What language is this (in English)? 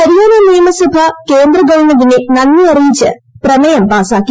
Malayalam